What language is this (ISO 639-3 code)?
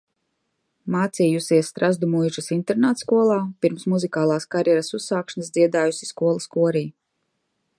lav